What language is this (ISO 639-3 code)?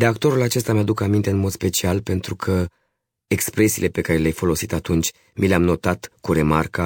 ron